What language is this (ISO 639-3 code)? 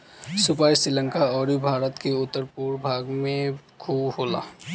bho